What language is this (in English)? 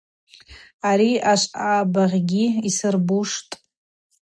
Abaza